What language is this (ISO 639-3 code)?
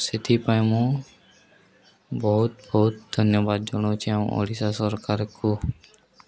ori